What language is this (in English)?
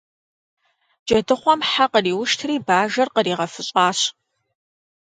Kabardian